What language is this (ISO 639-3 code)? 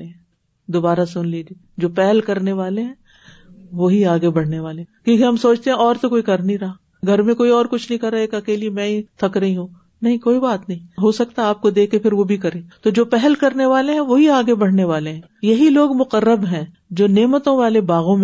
urd